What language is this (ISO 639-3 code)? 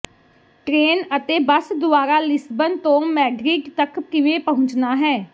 pan